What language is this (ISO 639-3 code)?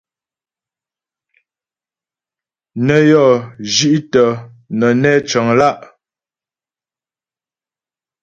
bbj